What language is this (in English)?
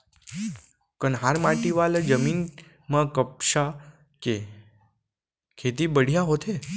Chhattisgarhi